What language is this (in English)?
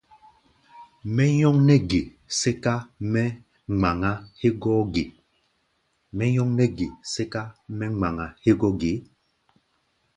Gbaya